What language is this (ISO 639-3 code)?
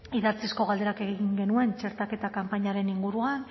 eus